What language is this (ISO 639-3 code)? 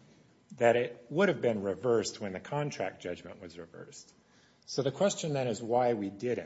eng